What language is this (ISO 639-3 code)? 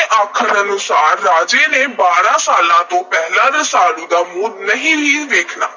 pan